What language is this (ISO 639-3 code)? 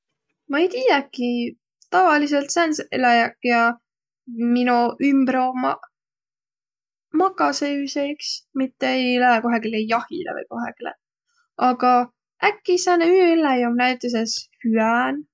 vro